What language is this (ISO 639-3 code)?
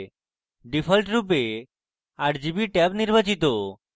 ben